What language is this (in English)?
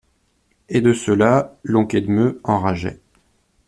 French